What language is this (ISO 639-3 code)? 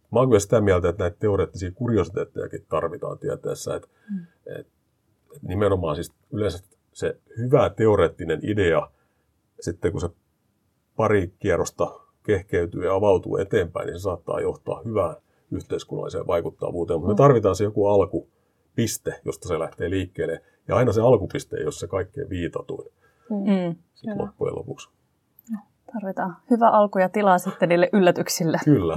fin